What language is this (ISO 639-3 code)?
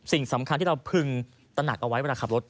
tha